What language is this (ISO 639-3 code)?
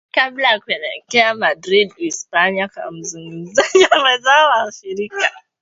swa